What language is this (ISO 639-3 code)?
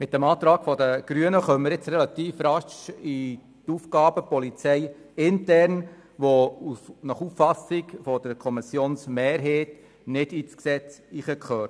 gsw